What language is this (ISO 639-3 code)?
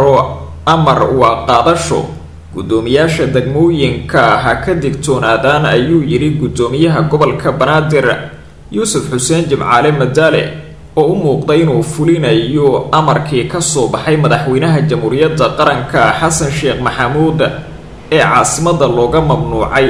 ara